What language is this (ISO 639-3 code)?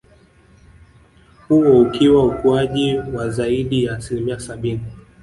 swa